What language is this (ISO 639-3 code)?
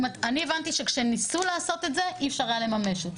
heb